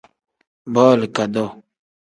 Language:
Tem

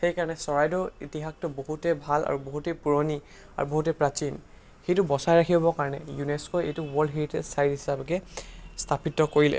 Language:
Assamese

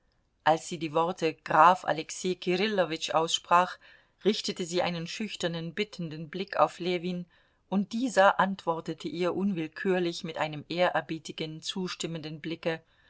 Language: German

